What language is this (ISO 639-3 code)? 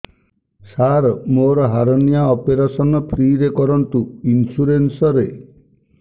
ori